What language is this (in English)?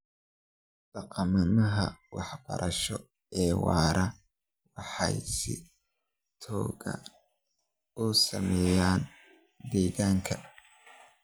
Somali